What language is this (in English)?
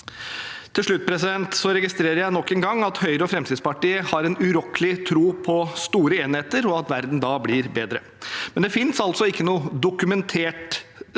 Norwegian